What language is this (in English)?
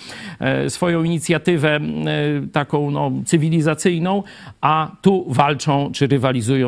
Polish